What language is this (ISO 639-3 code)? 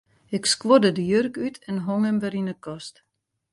fry